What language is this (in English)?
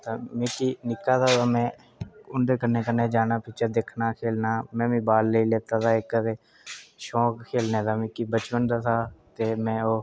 Dogri